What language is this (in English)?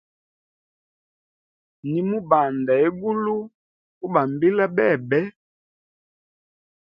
Hemba